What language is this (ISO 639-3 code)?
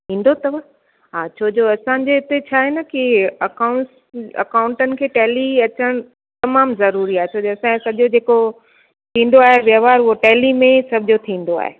snd